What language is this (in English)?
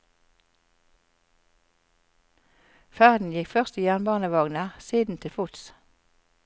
Norwegian